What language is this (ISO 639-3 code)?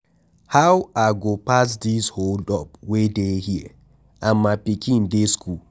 pcm